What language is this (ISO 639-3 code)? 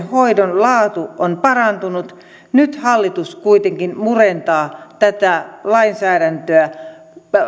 fin